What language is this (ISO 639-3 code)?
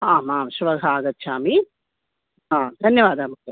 san